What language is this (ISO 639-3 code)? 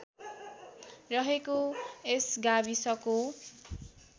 nep